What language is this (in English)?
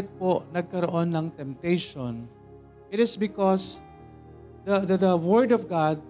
Filipino